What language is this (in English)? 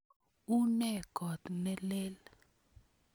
Kalenjin